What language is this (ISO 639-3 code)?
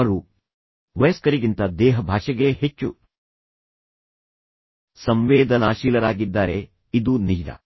kan